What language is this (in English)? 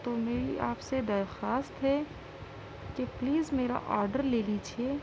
Urdu